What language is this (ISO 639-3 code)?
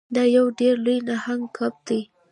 pus